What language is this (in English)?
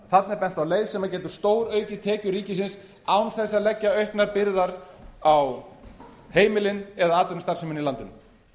Icelandic